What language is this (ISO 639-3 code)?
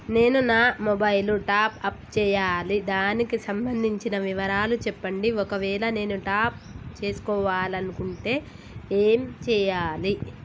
tel